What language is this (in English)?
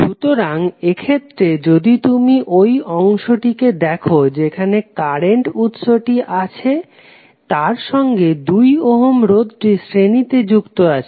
Bangla